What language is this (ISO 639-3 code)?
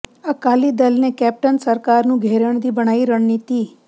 pan